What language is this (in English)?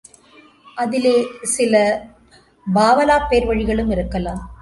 Tamil